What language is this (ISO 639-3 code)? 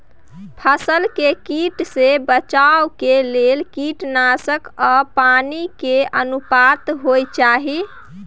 mai